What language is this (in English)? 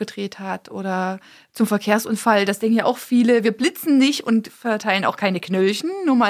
German